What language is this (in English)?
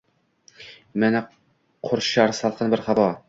Uzbek